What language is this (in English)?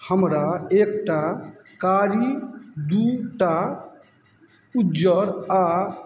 Maithili